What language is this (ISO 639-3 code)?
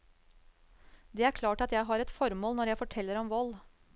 nor